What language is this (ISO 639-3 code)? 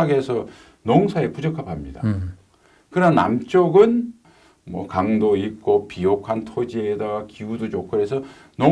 kor